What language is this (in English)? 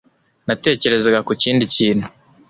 Kinyarwanda